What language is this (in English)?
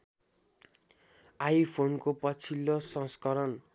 Nepali